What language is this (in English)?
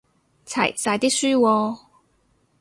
Cantonese